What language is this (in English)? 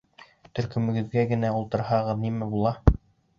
Bashkir